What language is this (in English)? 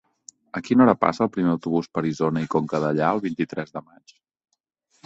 Catalan